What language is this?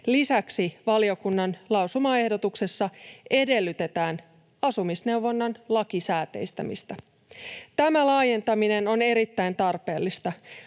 Finnish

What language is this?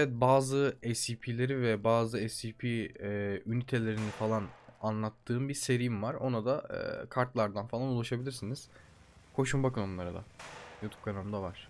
Turkish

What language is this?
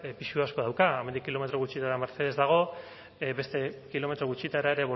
Basque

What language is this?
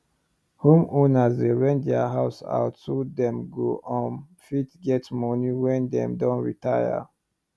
Nigerian Pidgin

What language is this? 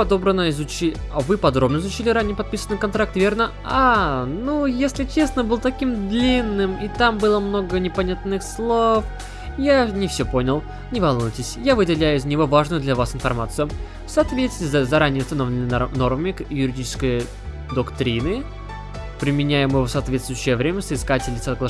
Russian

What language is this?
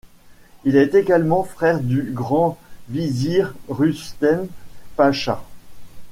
French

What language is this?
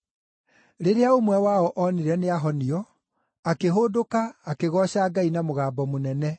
Kikuyu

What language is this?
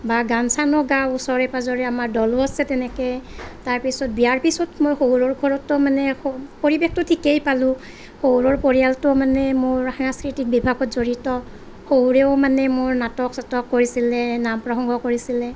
Assamese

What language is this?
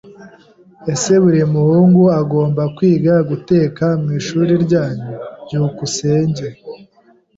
Kinyarwanda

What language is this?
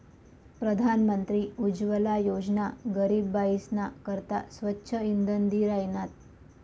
Marathi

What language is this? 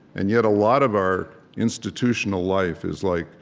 English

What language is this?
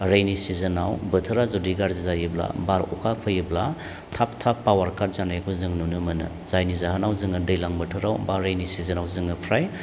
Bodo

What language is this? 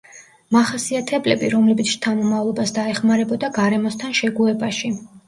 Georgian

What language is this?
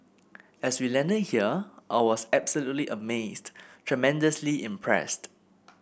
English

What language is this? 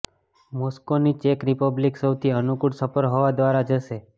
Gujarati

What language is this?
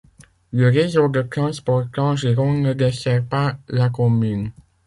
French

